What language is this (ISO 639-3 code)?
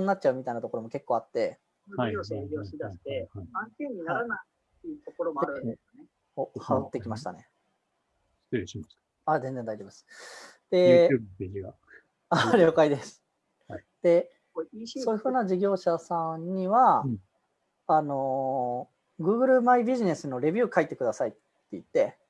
jpn